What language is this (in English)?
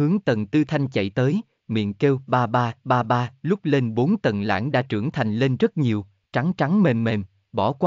Vietnamese